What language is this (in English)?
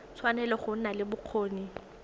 Tswana